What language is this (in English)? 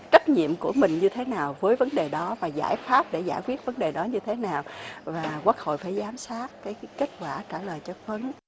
Vietnamese